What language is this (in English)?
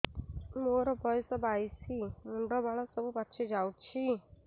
Odia